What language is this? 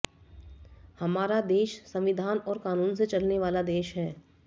Hindi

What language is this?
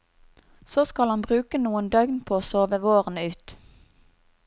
Norwegian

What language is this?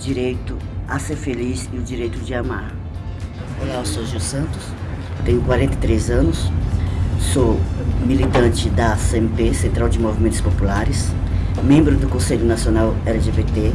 Portuguese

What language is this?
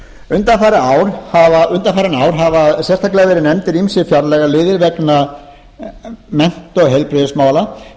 Icelandic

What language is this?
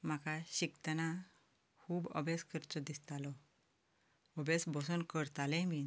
Konkani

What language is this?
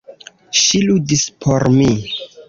Esperanto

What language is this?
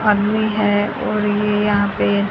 Hindi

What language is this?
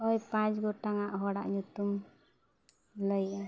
Santali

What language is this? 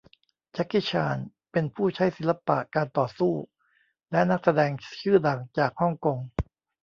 Thai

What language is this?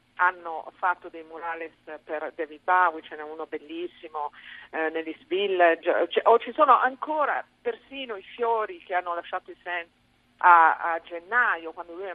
Italian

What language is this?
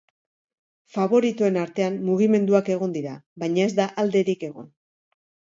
Basque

